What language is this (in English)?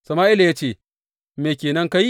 Hausa